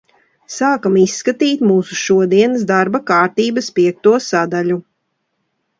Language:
Latvian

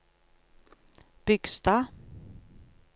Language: Norwegian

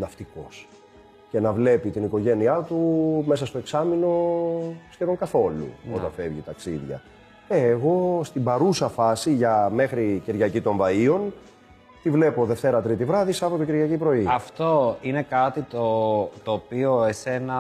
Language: Greek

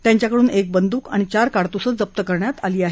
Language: Marathi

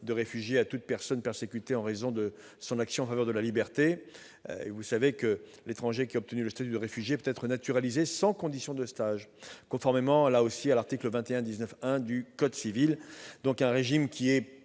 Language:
French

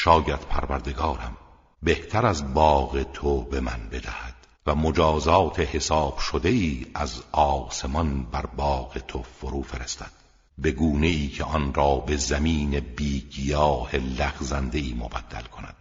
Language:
Persian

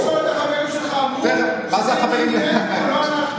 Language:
Hebrew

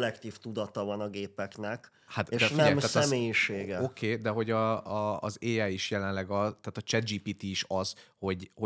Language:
Hungarian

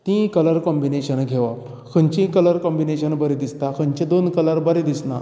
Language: Konkani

